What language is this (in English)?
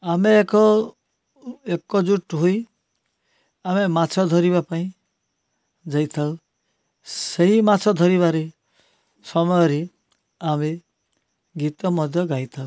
Odia